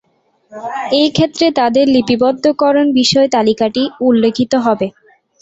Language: Bangla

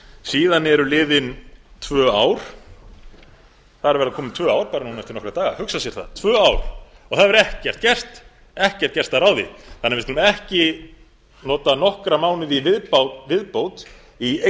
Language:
Icelandic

